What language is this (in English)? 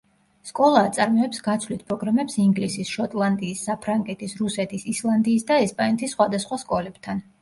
Georgian